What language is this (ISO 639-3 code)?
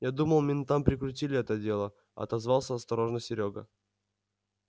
rus